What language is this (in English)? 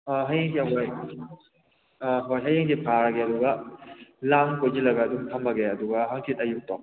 Manipuri